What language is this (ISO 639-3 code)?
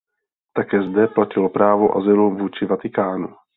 ces